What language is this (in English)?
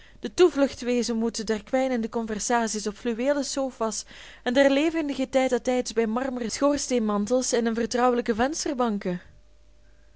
Dutch